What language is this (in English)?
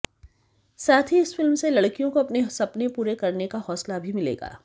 Hindi